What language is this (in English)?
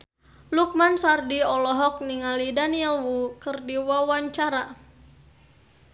Sundanese